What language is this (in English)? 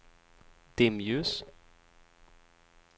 Swedish